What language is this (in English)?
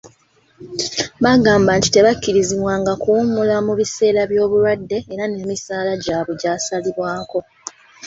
Ganda